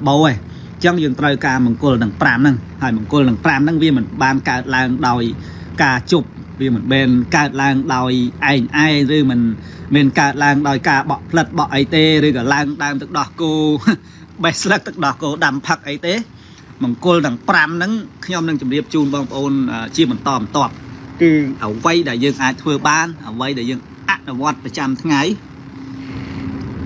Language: Thai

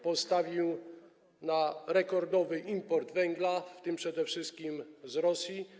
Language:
Polish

